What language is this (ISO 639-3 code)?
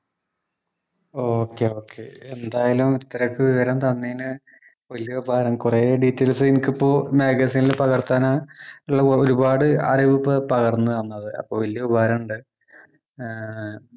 mal